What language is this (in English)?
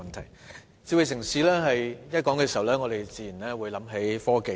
Cantonese